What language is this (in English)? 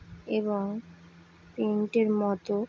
Bangla